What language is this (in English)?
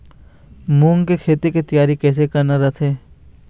Chhattisgarhi